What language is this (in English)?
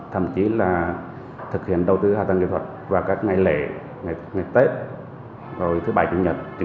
Vietnamese